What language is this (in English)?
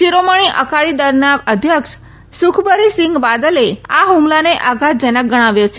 Gujarati